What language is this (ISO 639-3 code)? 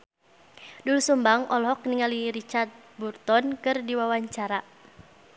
sun